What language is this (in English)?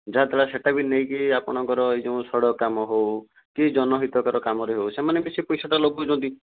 Odia